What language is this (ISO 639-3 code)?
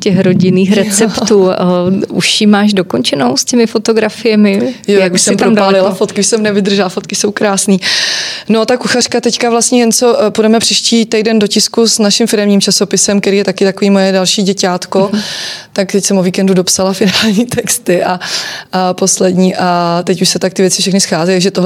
ces